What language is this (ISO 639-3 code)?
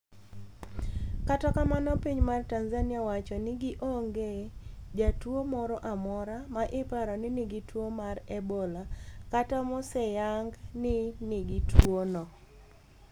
luo